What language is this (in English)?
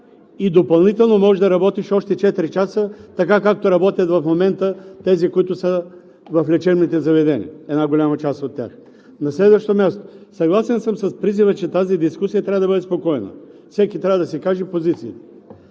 Bulgarian